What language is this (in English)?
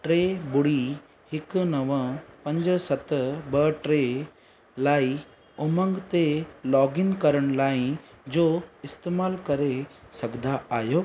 Sindhi